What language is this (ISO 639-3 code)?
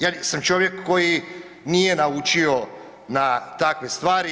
hrv